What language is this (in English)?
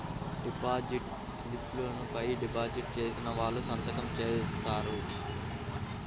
Telugu